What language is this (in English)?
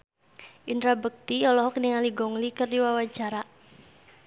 Sundanese